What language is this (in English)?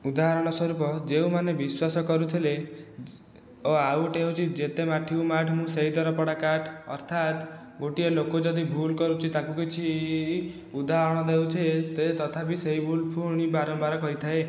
Odia